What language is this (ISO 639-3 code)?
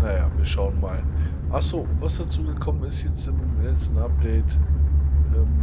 deu